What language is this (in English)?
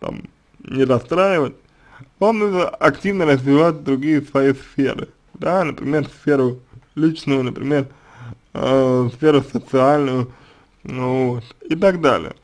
Russian